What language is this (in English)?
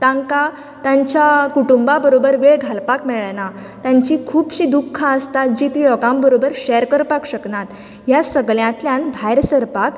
Konkani